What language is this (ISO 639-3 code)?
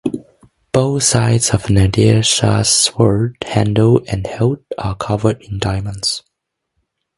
eng